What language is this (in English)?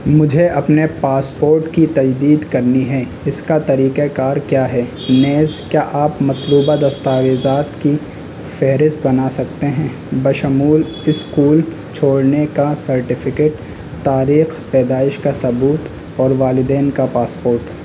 Urdu